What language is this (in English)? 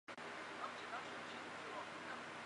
Chinese